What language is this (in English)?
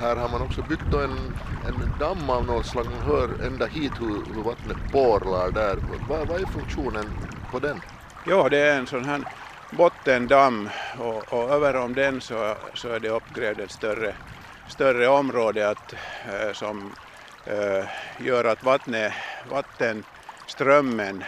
Swedish